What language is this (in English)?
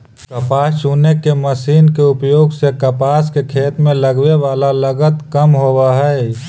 Magahi